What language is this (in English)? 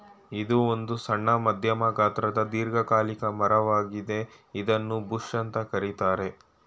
Kannada